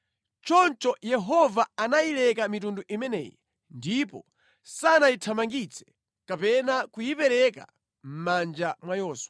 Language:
Nyanja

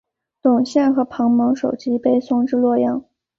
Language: Chinese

